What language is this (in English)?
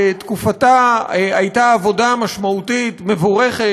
Hebrew